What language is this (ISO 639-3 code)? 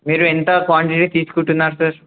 tel